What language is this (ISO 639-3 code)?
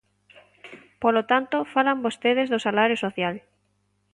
glg